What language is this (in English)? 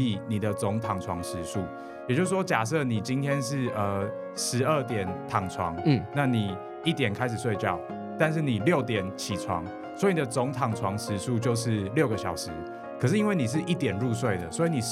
Chinese